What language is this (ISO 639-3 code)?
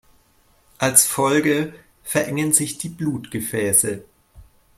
deu